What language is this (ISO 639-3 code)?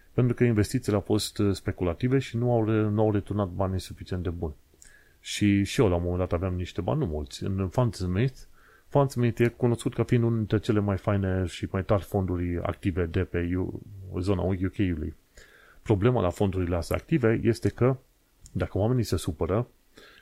ron